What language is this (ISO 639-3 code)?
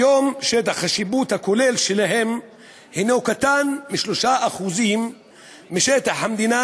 heb